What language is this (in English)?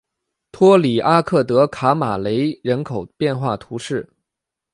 Chinese